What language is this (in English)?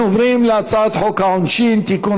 Hebrew